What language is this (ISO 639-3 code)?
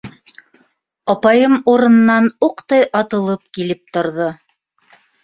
bak